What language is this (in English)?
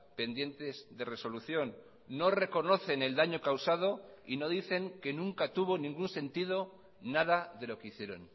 Spanish